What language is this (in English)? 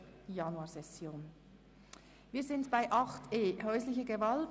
Swiss German